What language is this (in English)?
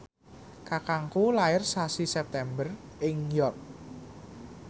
Javanese